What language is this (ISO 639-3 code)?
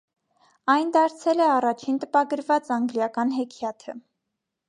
hye